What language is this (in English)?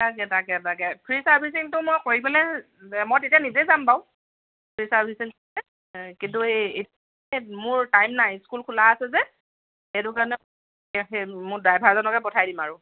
Assamese